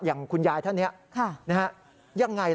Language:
Thai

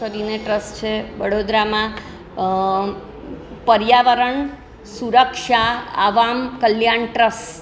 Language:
Gujarati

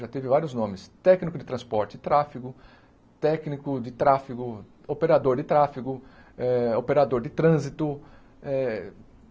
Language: Portuguese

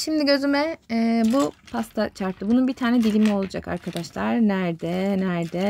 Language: Turkish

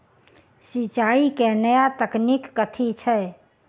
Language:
Maithili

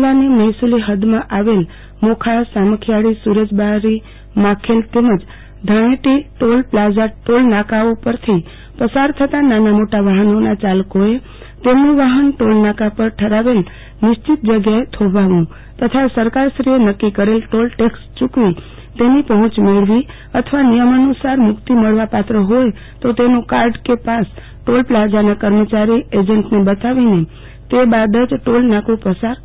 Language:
Gujarati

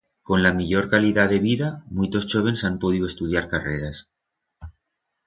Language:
Aragonese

